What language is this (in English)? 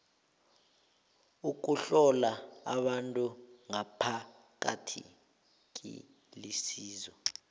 South Ndebele